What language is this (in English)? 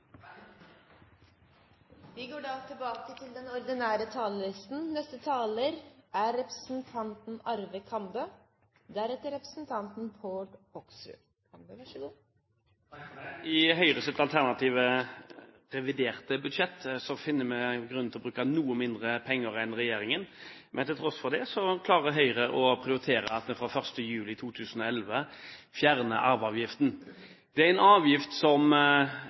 Norwegian Bokmål